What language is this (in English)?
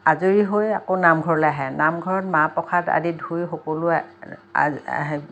Assamese